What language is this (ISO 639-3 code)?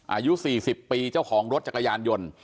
tha